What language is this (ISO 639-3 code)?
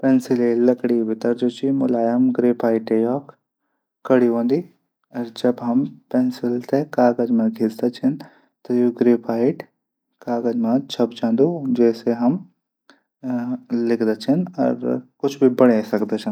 gbm